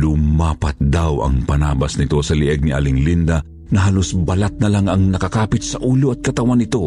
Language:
Filipino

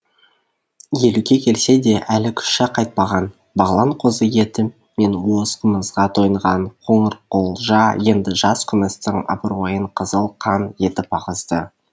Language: Kazakh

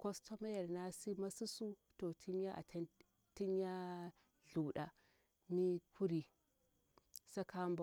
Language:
Bura-Pabir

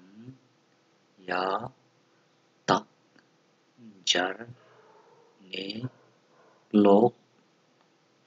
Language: Romanian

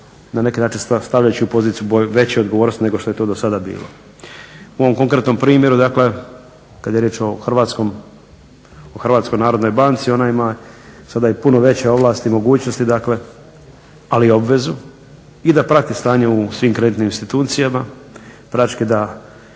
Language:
Croatian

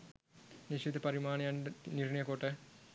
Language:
Sinhala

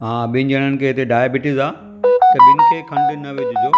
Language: Sindhi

